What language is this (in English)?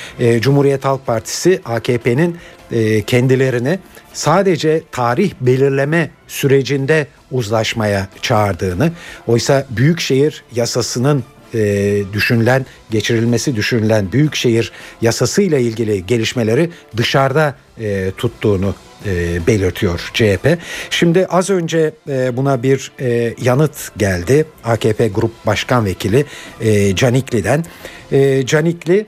Turkish